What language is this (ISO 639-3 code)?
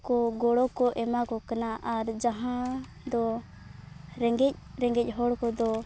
sat